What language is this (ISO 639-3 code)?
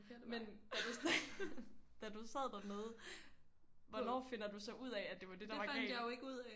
dan